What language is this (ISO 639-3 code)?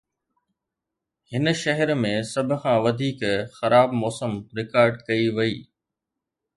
snd